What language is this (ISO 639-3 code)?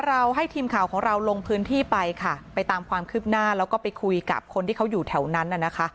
tha